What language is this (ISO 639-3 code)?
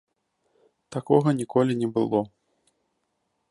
bel